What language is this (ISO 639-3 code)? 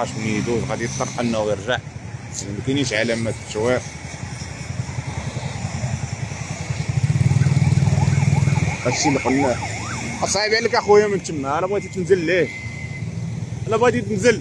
ara